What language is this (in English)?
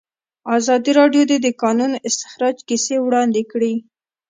Pashto